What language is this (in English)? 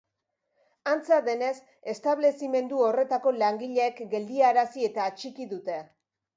Basque